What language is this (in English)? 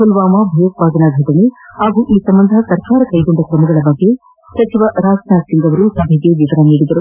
Kannada